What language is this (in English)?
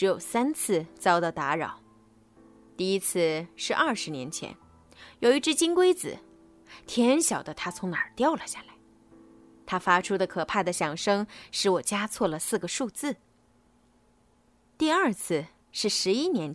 Chinese